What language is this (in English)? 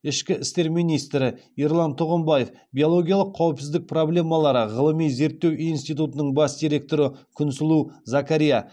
Kazakh